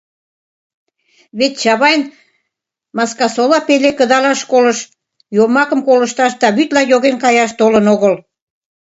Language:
Mari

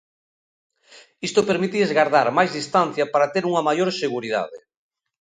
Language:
Galician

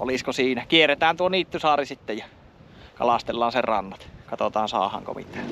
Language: Finnish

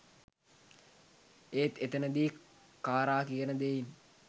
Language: Sinhala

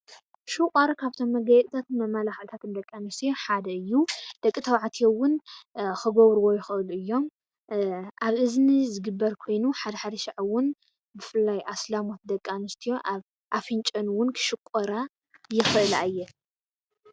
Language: Tigrinya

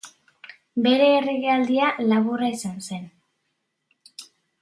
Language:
Basque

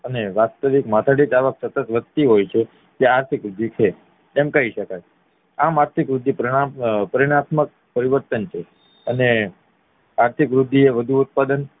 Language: Gujarati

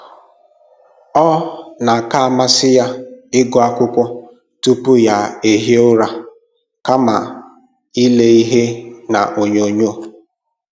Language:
Igbo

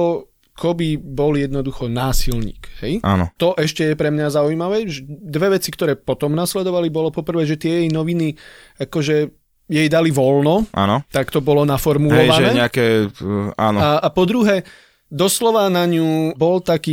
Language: Slovak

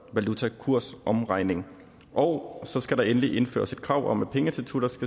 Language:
Danish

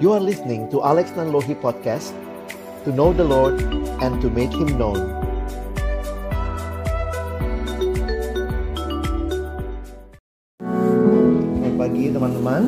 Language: Indonesian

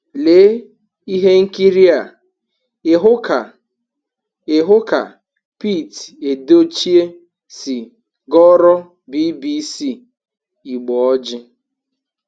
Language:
Igbo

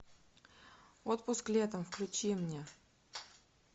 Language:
Russian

